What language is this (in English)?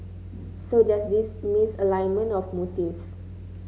English